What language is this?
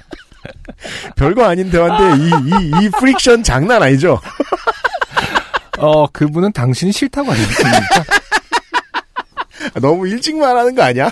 Korean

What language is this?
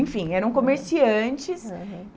Portuguese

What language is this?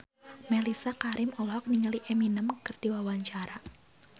Sundanese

